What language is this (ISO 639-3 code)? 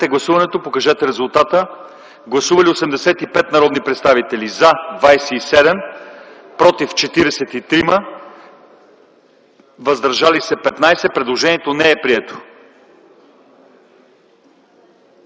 bul